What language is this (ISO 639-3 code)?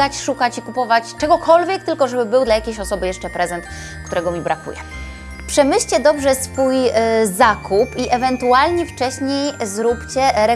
pol